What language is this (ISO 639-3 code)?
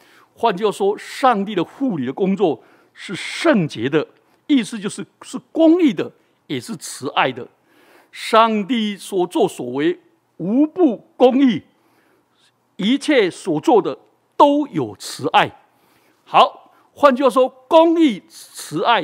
zho